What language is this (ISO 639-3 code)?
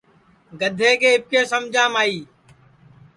ssi